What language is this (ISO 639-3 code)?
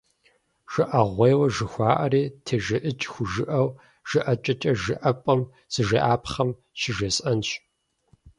kbd